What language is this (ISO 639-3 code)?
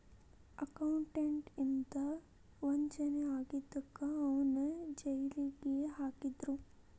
kan